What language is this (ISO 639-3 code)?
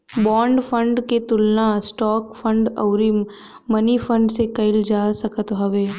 bho